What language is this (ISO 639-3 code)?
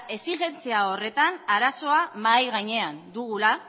eus